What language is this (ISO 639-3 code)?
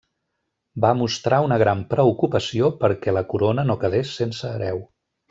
cat